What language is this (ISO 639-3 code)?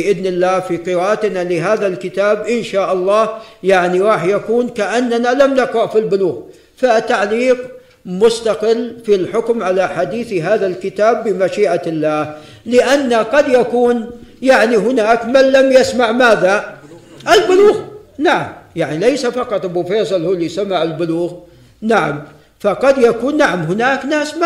ara